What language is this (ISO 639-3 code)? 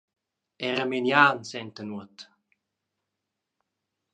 roh